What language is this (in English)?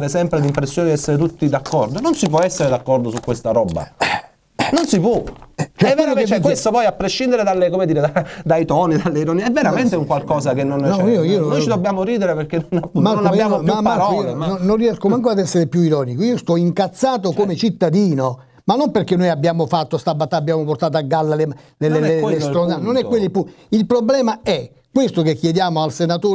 Italian